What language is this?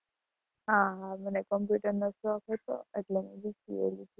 Gujarati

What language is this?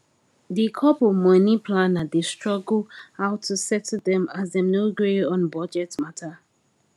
Nigerian Pidgin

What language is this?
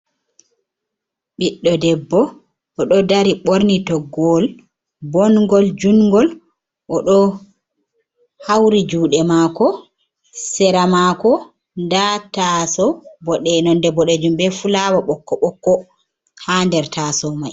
Fula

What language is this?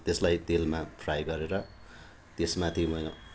Nepali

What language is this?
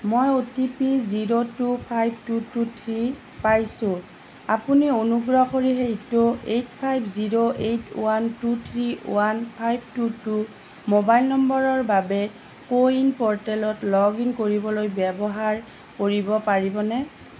Assamese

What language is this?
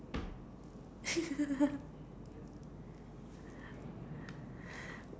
English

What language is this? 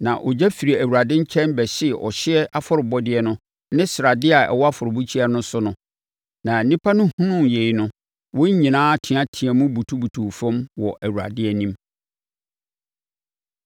Akan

